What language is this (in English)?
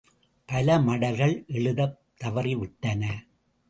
Tamil